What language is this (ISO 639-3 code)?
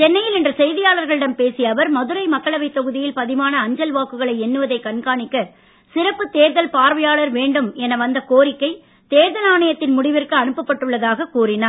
tam